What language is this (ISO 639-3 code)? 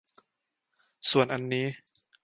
tha